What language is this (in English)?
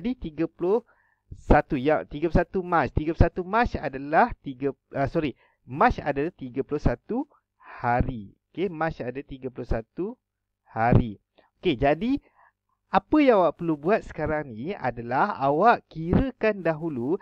Malay